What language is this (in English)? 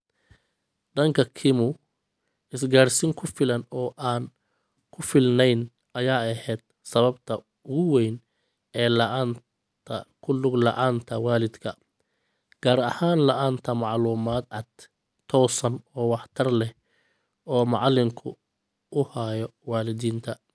Somali